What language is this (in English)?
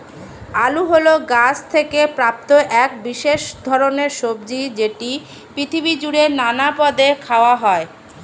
Bangla